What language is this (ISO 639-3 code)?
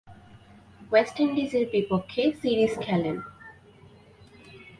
ben